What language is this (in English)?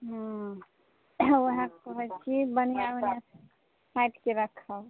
Maithili